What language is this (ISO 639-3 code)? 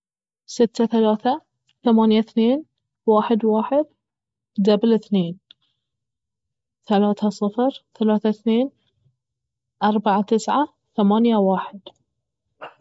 abv